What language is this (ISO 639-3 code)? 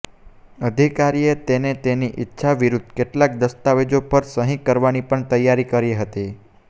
guj